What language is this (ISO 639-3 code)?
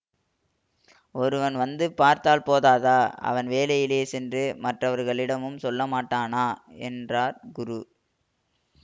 tam